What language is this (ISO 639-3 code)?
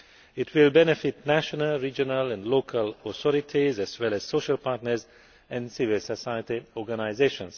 eng